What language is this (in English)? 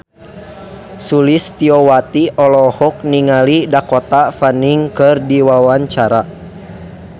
Sundanese